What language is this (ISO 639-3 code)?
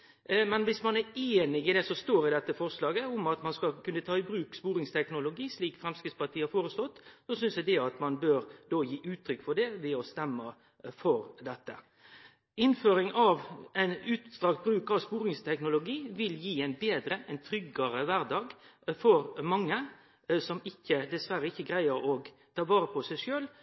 nno